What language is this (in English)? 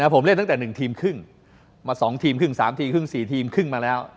Thai